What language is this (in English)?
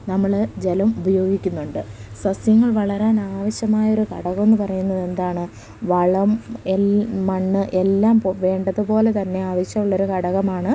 Malayalam